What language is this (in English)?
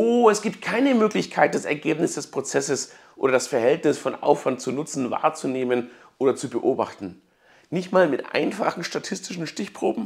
German